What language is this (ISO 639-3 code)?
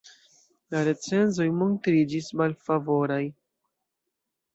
epo